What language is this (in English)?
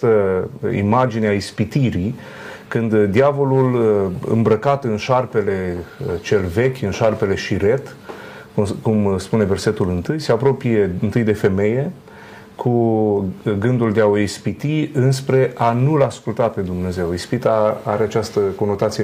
Romanian